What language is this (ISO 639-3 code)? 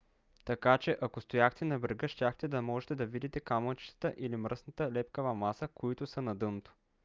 bul